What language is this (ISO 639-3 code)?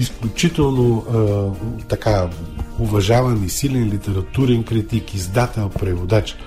bul